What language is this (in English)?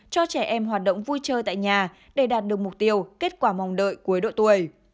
Vietnamese